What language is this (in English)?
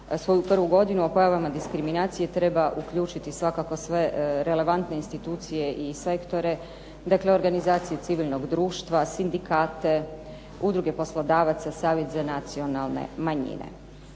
Croatian